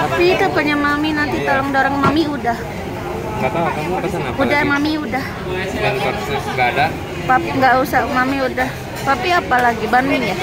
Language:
Indonesian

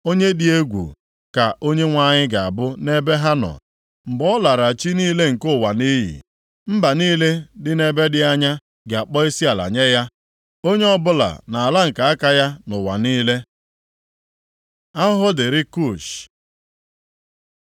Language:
Igbo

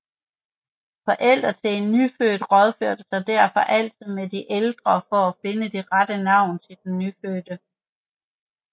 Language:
Danish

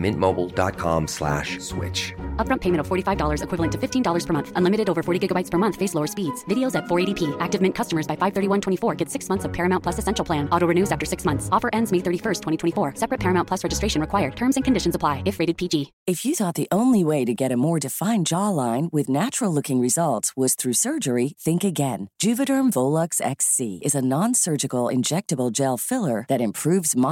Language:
Swedish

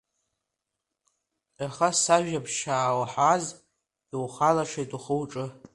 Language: Abkhazian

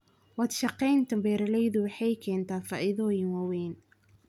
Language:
Somali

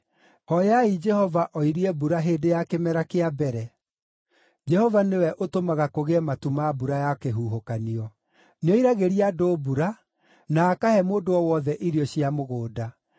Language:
Kikuyu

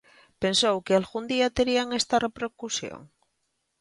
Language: Galician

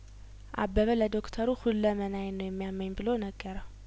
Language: Amharic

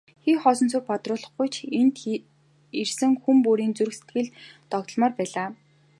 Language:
Mongolian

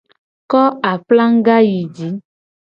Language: Gen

